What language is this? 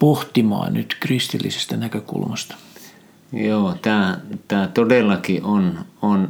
Finnish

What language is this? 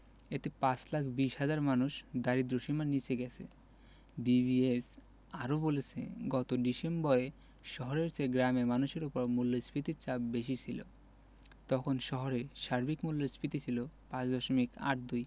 Bangla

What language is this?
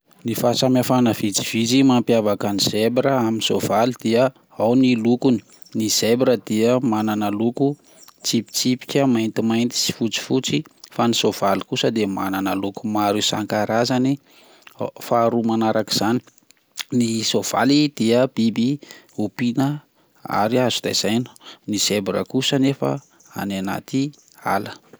Malagasy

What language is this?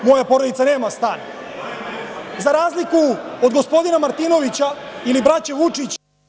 Serbian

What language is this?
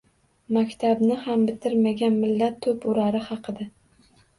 Uzbek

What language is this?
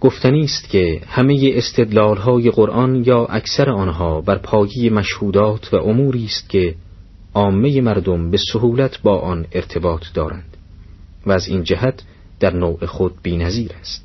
Persian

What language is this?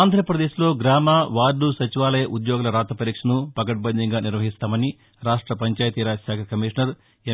Telugu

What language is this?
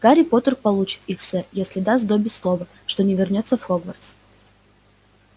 Russian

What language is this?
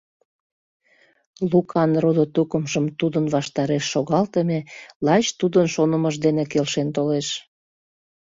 Mari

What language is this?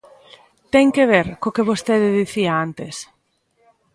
Galician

